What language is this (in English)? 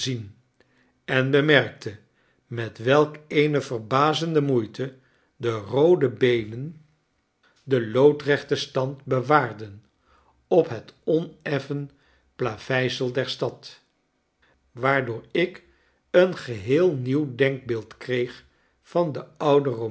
Dutch